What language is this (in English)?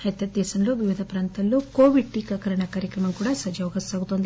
Telugu